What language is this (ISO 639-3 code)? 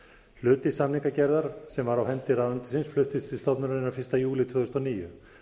isl